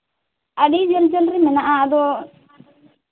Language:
Santali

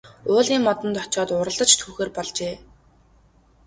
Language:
Mongolian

